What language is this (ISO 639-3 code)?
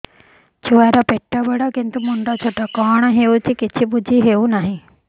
ori